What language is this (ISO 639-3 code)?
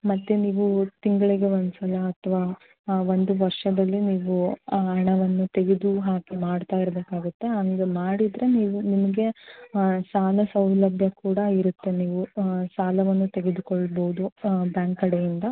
kan